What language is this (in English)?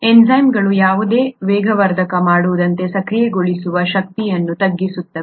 Kannada